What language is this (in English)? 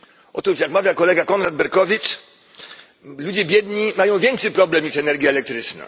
Polish